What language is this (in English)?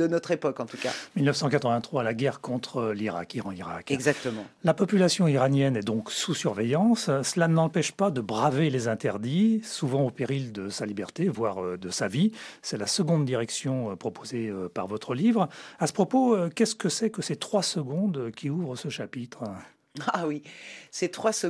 French